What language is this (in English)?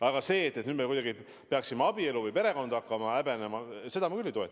Estonian